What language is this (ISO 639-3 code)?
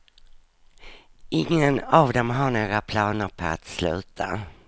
swe